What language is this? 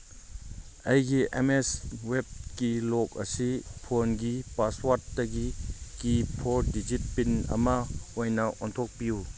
Manipuri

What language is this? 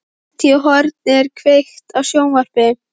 Icelandic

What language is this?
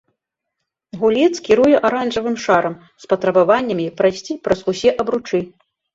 Belarusian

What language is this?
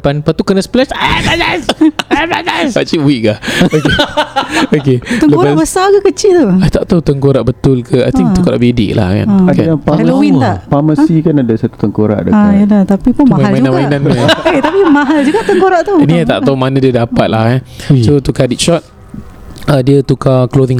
Malay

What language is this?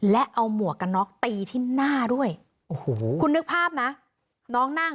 Thai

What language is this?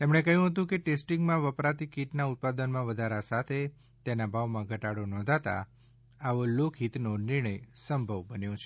Gujarati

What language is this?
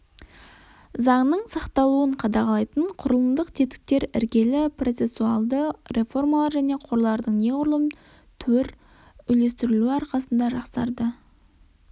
Kazakh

